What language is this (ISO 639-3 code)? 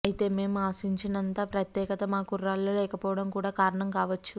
tel